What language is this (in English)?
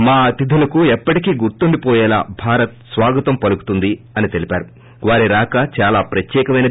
Telugu